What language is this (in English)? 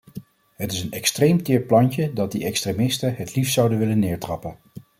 Dutch